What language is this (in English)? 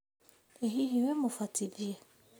Kikuyu